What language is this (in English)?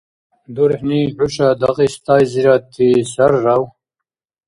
Dargwa